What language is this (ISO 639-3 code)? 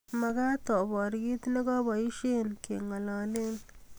kln